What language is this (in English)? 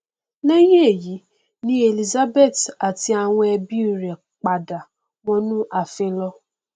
Yoruba